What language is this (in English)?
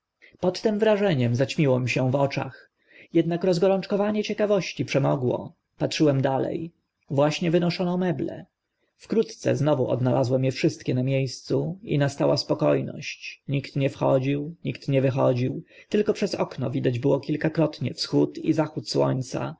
Polish